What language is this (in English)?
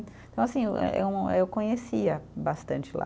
Portuguese